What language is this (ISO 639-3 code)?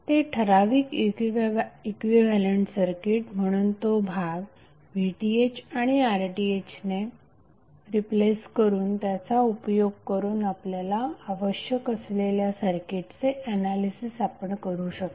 mar